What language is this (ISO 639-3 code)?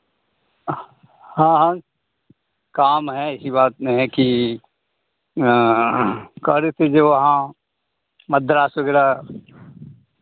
hin